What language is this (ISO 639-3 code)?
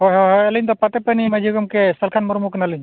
sat